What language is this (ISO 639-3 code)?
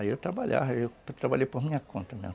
por